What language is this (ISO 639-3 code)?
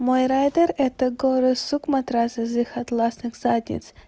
rus